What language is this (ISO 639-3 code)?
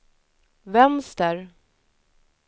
swe